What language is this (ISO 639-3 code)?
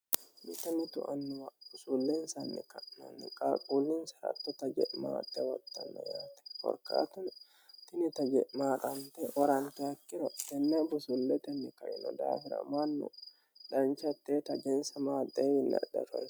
sid